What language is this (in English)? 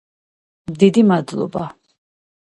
Georgian